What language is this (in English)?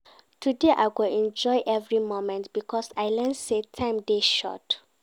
Nigerian Pidgin